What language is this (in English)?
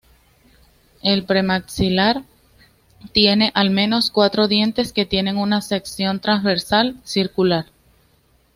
Spanish